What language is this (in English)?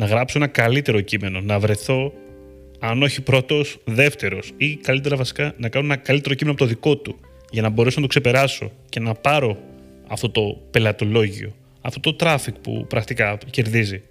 Greek